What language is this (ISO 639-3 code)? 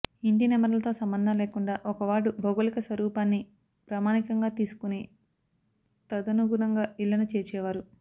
tel